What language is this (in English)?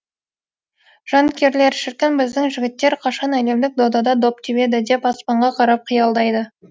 Kazakh